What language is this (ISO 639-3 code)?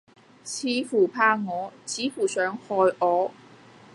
yue